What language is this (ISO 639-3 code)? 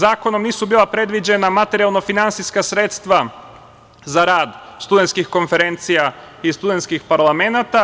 srp